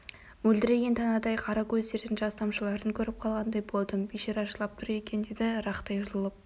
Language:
Kazakh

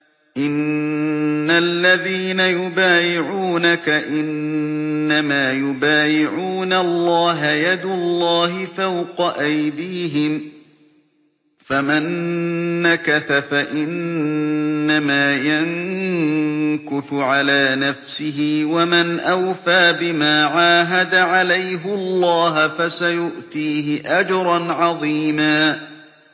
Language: Arabic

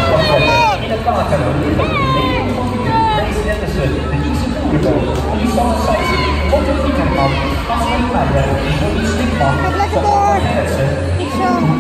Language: Dutch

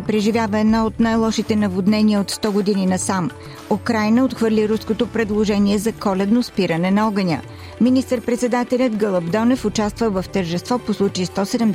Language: Bulgarian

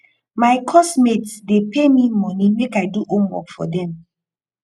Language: Nigerian Pidgin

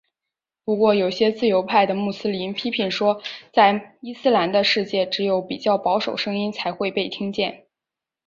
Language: Chinese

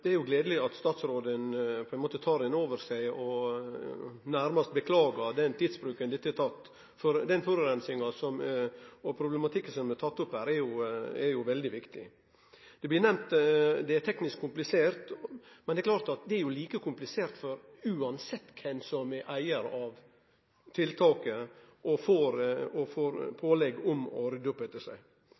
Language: Norwegian Nynorsk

